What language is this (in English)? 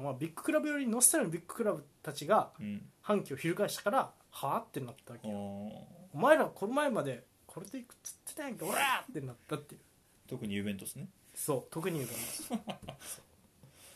Japanese